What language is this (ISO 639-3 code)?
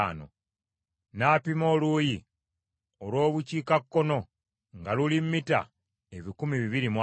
lug